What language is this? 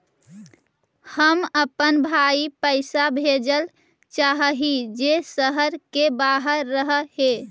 Magahi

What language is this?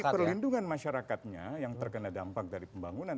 Indonesian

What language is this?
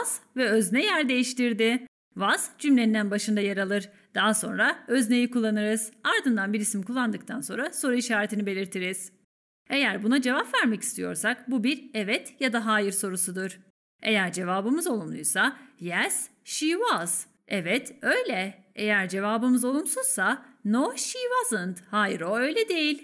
Turkish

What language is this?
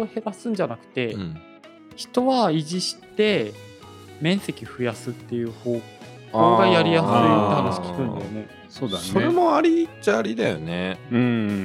Japanese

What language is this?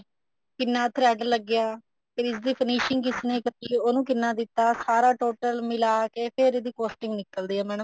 Punjabi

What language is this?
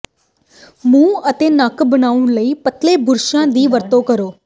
Punjabi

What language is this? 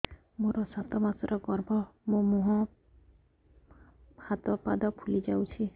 Odia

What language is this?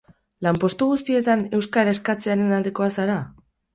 Basque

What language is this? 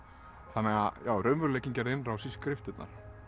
Icelandic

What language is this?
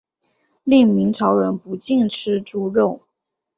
Chinese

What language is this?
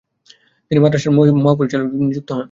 Bangla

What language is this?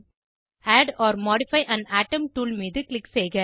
Tamil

